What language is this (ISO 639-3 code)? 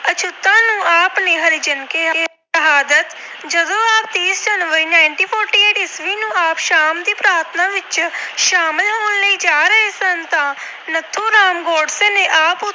pan